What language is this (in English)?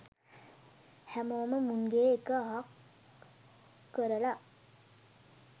Sinhala